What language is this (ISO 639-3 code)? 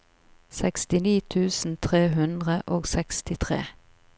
nor